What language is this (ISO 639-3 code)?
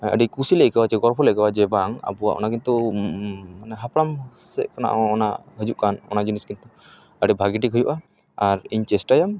sat